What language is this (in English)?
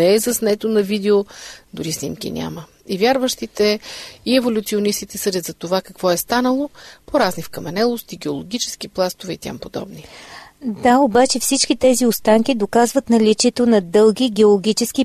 Bulgarian